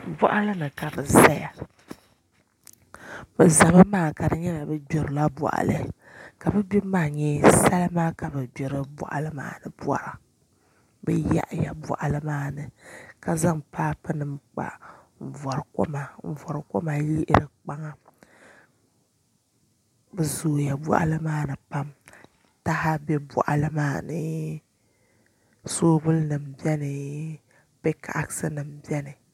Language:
Dagbani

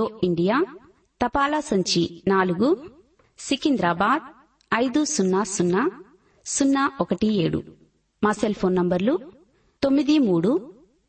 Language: Telugu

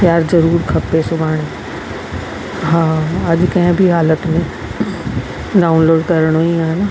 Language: Sindhi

